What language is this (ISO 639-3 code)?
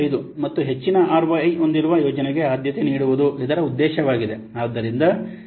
kan